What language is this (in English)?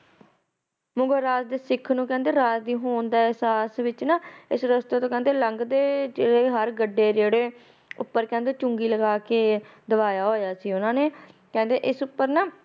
Punjabi